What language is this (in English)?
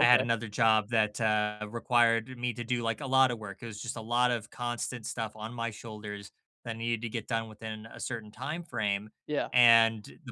English